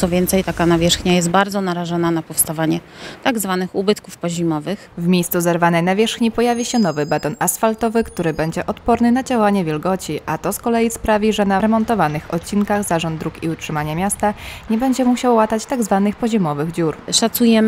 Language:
Polish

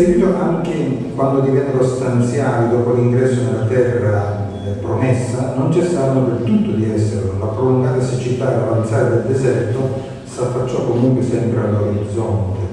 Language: Italian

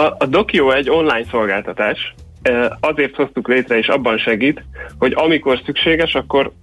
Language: Hungarian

